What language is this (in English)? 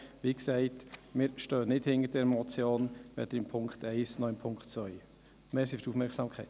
Swiss German